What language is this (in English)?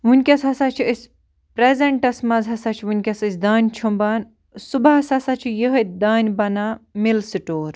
Kashmiri